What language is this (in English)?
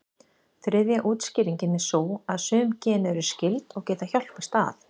Icelandic